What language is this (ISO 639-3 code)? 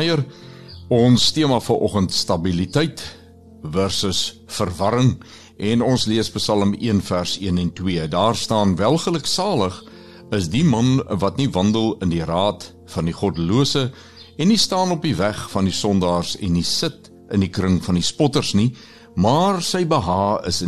swe